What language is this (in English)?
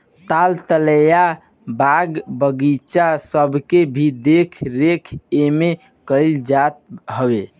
Bhojpuri